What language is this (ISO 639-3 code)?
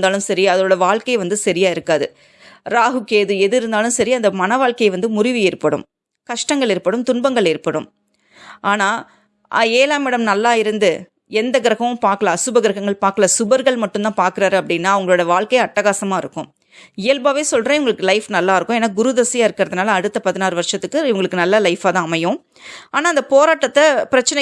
tam